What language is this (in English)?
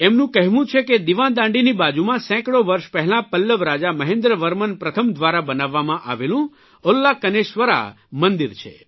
Gujarati